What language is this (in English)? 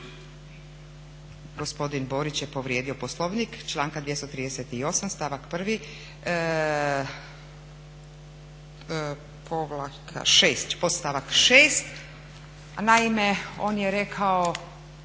Croatian